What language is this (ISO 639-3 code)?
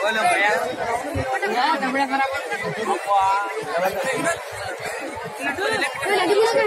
nld